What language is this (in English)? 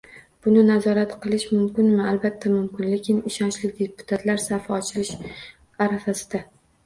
Uzbek